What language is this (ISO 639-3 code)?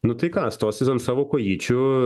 lit